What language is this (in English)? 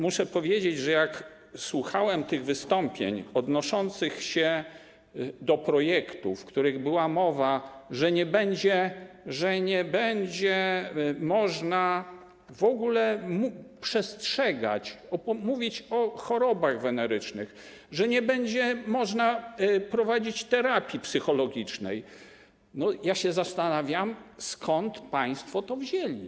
Polish